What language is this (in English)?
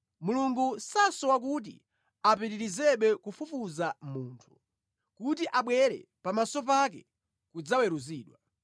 Nyanja